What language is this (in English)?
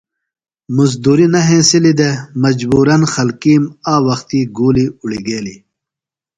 Phalura